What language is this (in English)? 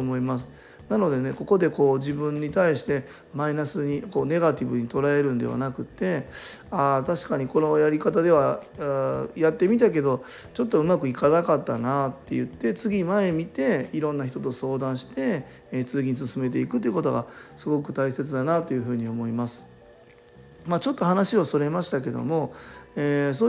Japanese